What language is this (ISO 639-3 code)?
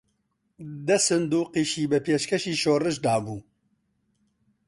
ckb